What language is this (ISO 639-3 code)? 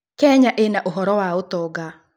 kik